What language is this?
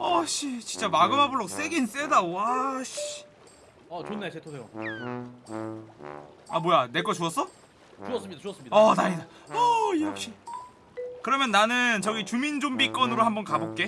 Korean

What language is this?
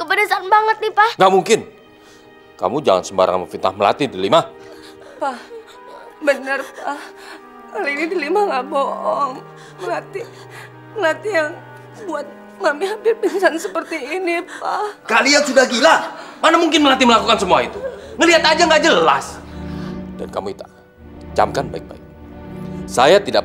Indonesian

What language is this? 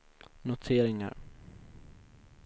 Swedish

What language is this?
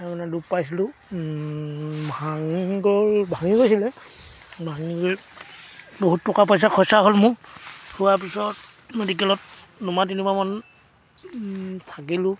Assamese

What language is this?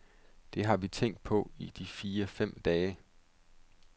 Danish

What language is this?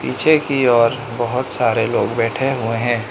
Hindi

